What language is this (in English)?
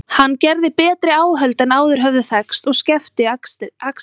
Icelandic